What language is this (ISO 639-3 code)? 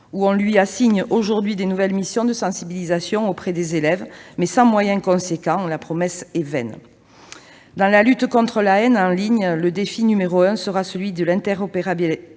fra